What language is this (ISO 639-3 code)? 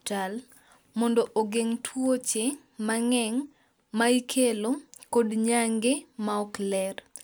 luo